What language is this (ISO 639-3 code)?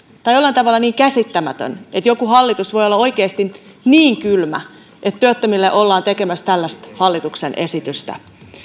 fin